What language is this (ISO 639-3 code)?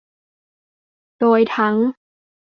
tha